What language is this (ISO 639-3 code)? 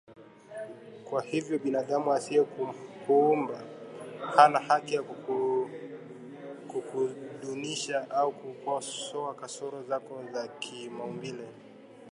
swa